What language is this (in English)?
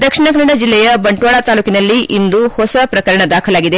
Kannada